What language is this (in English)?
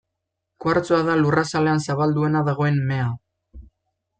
Basque